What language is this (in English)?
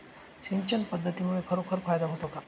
Marathi